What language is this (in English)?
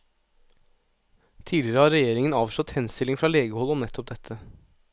Norwegian